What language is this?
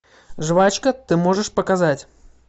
Russian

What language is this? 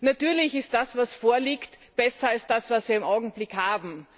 German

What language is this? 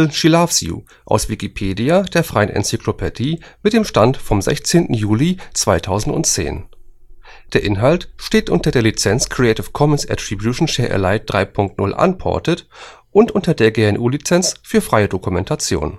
German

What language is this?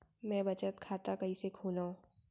Chhattisgarhi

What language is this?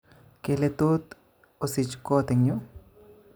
Kalenjin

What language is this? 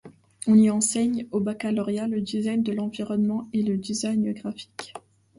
French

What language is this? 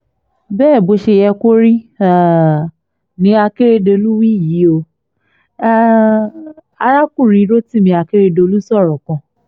Yoruba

